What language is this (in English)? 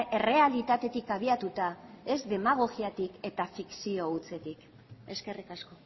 Basque